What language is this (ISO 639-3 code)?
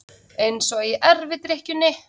isl